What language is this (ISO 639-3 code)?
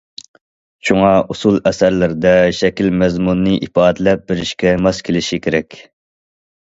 uig